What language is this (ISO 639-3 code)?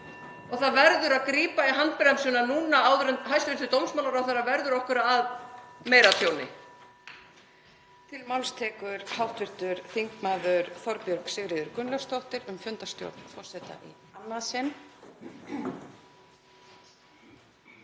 isl